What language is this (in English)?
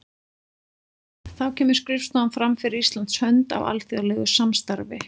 Icelandic